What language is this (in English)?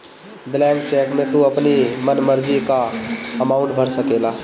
Bhojpuri